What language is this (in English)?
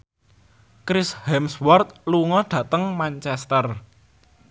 Javanese